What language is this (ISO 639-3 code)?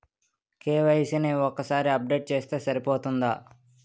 tel